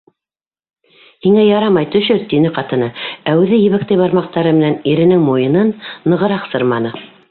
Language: Bashkir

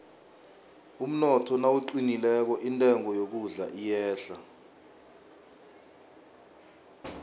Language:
South Ndebele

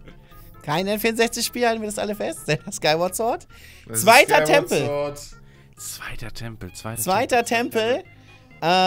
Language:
German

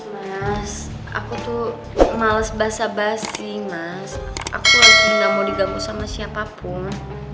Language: Indonesian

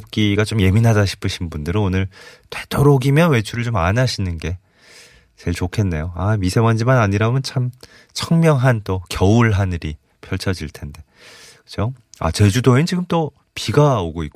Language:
Korean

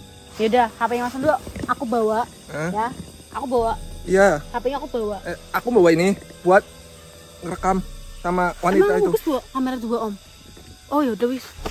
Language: Indonesian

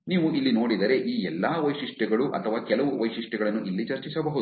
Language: Kannada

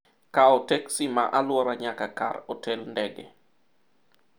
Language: Luo (Kenya and Tanzania)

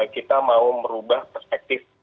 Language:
Indonesian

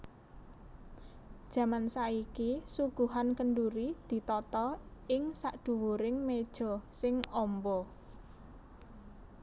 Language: Javanese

